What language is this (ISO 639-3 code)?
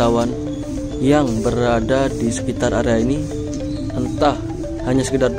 ind